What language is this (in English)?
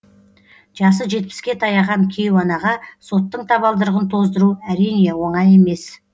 Kazakh